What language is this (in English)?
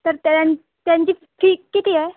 Marathi